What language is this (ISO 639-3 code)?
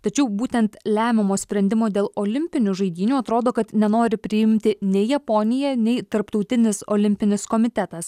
lit